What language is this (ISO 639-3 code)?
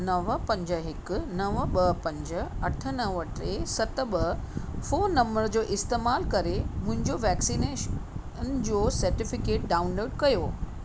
snd